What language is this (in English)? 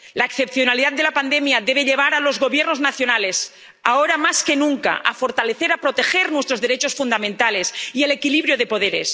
Spanish